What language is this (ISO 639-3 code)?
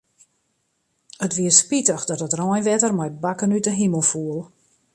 fry